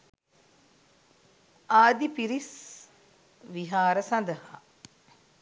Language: Sinhala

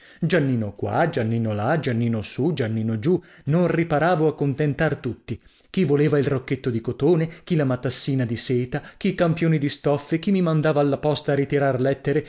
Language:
Italian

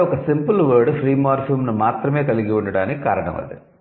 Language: Telugu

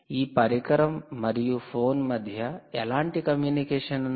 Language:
Telugu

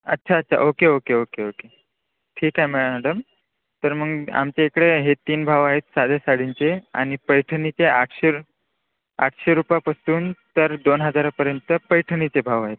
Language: Marathi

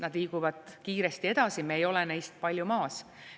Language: Estonian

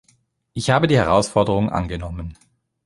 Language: German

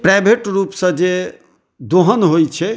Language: Maithili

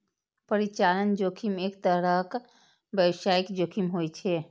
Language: Maithili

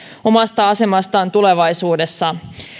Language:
Finnish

